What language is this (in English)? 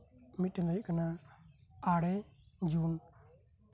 Santali